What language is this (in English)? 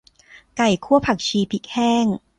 Thai